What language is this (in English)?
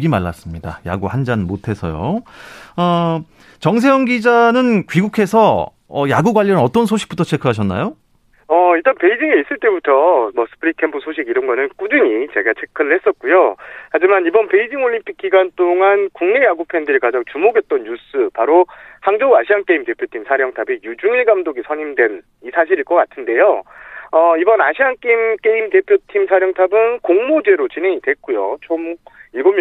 Korean